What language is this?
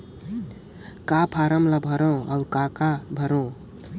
Chhattisgarhi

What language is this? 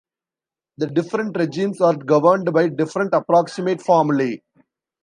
English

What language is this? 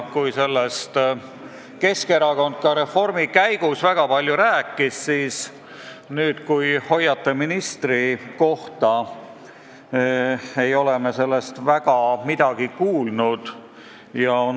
Estonian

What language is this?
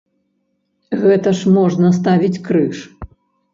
Belarusian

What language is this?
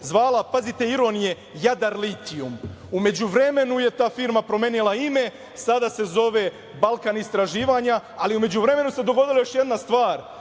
Serbian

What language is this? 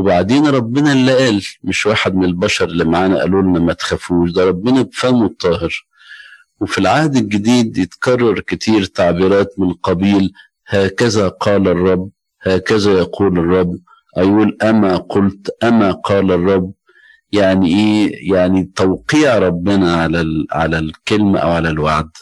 Arabic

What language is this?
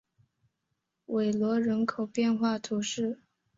Chinese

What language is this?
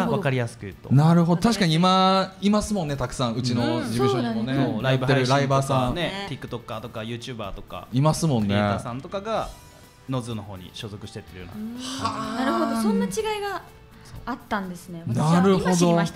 Japanese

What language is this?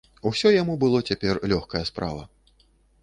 Belarusian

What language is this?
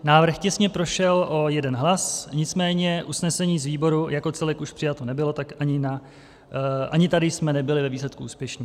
Czech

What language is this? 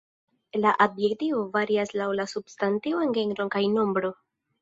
Esperanto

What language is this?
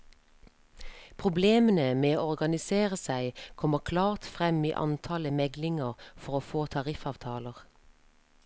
Norwegian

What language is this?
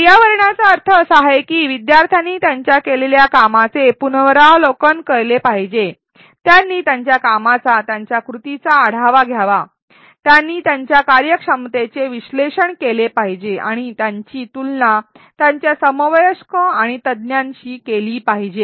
Marathi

